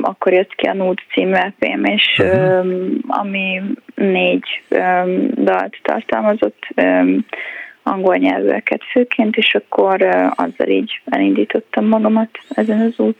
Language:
Hungarian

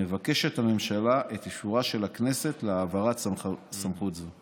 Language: Hebrew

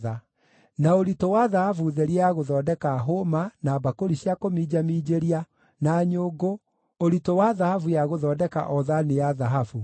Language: Kikuyu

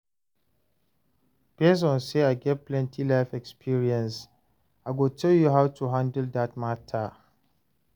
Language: Nigerian Pidgin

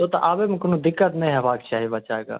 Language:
Maithili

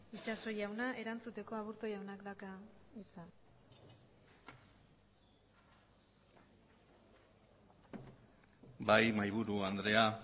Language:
Basque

